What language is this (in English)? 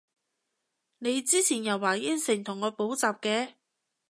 Cantonese